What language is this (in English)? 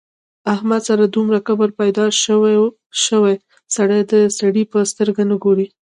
Pashto